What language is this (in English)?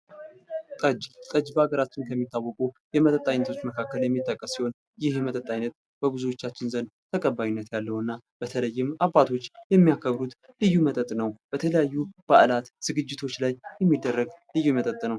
Amharic